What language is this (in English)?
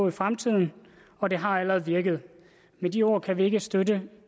Danish